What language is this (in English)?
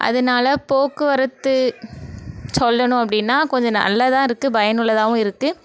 Tamil